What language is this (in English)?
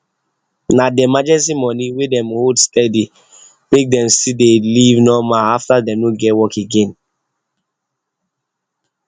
Nigerian Pidgin